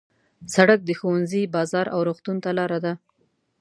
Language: Pashto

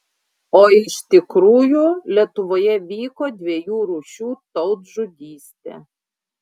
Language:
Lithuanian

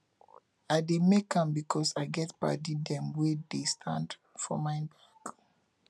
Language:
Nigerian Pidgin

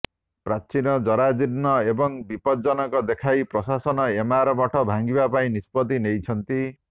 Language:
Odia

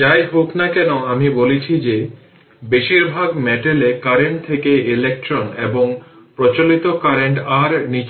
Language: Bangla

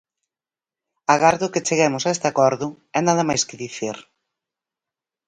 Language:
Galician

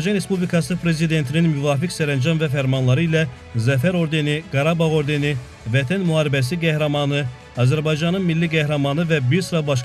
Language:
Turkish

